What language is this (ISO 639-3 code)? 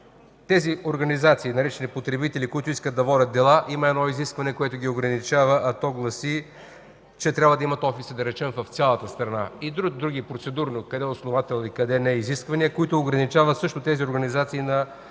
bul